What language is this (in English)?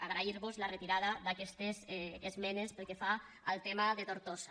Catalan